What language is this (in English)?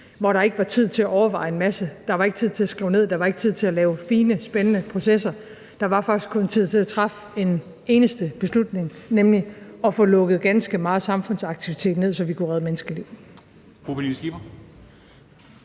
Danish